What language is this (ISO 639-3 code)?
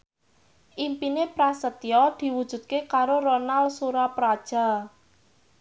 jav